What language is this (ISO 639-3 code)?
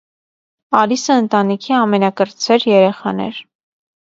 hye